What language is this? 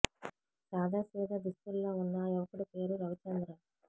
Telugu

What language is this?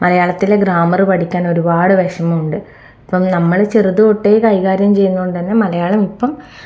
Malayalam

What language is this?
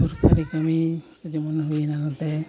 Santali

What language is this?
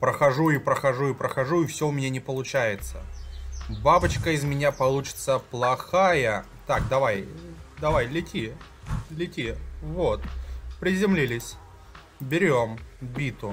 Russian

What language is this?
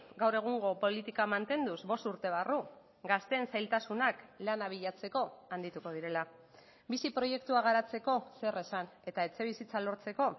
Basque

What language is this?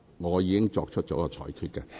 Cantonese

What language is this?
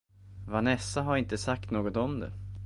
Swedish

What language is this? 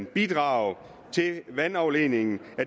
Danish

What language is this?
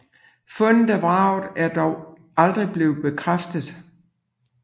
Danish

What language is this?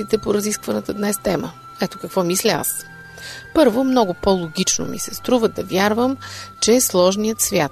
Bulgarian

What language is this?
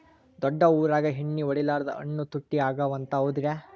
Kannada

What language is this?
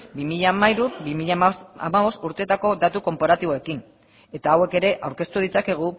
Basque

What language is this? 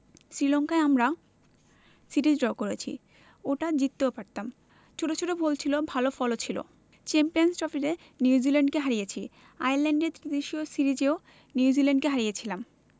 Bangla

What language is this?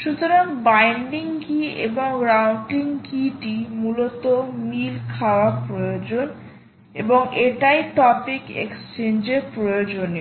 Bangla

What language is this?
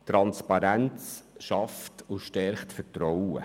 Swiss German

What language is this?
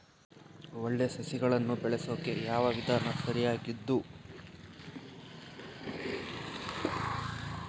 Kannada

